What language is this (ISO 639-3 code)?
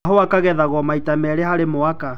kik